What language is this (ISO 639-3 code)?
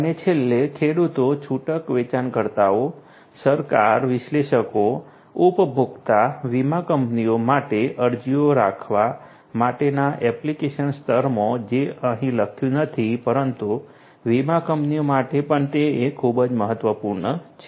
guj